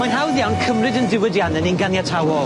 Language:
Welsh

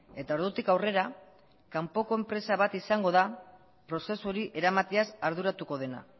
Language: Basque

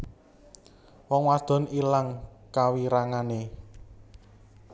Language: Javanese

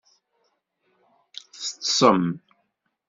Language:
Kabyle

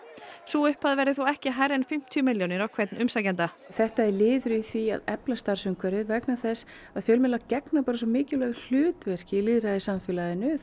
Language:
Icelandic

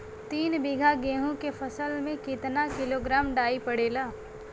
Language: Bhojpuri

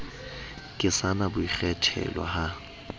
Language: Southern Sotho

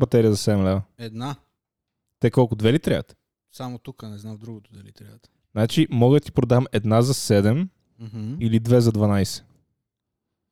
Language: Bulgarian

